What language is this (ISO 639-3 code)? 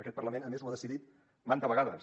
cat